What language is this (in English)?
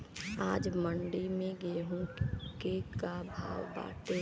Bhojpuri